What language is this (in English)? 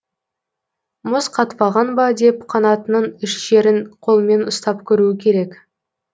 Kazakh